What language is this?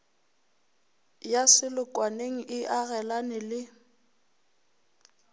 Northern Sotho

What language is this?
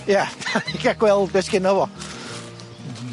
Welsh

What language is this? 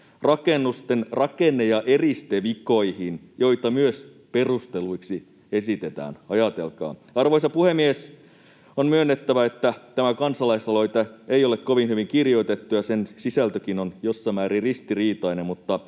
Finnish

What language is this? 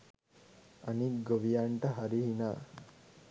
Sinhala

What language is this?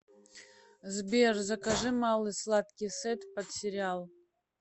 Russian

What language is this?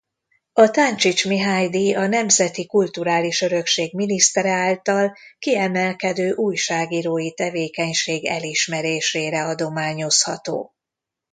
Hungarian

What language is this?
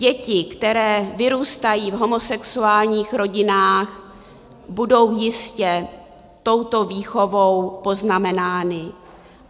Czech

